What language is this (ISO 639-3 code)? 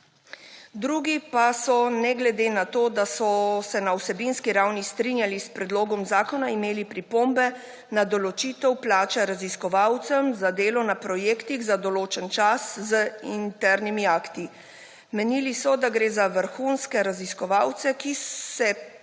slv